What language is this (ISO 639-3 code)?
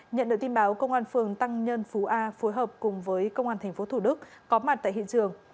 vie